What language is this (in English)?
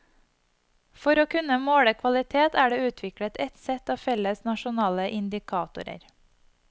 Norwegian